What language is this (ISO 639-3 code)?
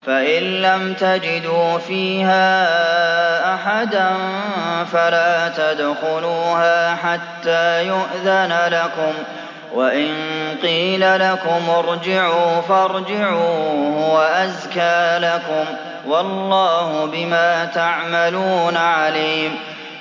ara